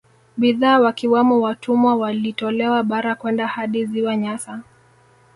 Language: Swahili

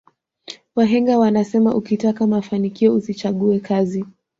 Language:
Swahili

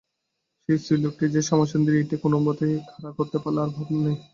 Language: Bangla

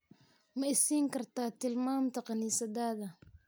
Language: Somali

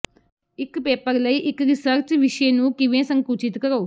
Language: Punjabi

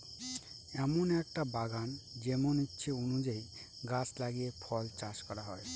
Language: Bangla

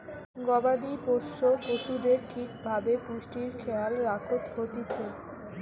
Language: Bangla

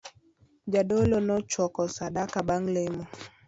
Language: Luo (Kenya and Tanzania)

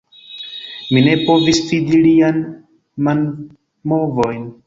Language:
Esperanto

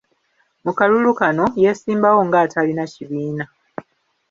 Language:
Ganda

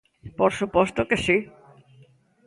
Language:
Galician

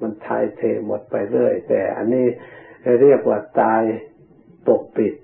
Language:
Thai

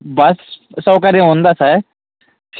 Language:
Telugu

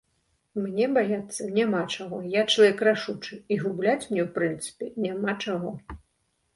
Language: Belarusian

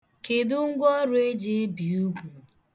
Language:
Igbo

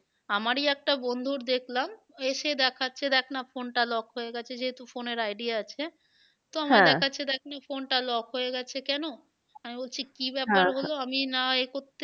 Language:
Bangla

